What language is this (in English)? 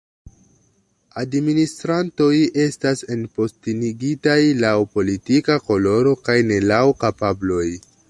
Esperanto